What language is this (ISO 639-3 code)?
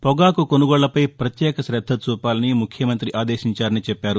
tel